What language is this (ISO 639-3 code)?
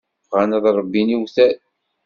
kab